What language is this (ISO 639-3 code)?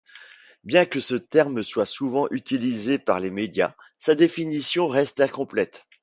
fra